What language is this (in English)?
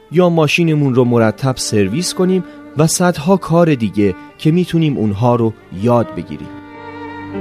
Persian